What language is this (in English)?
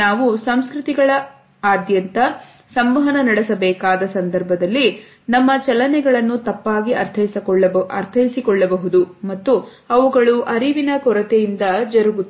Kannada